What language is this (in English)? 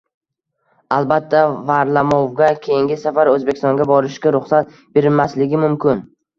Uzbek